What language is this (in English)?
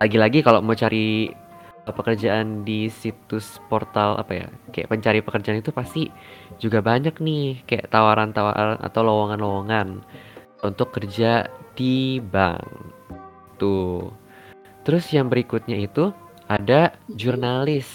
Indonesian